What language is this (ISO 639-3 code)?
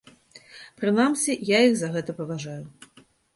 bel